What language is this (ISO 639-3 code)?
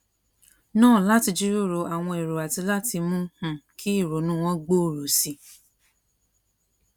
yor